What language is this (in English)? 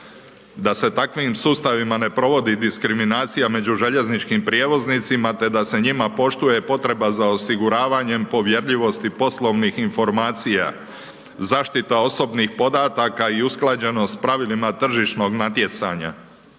Croatian